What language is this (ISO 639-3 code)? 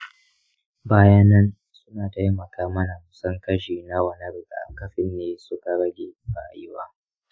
hau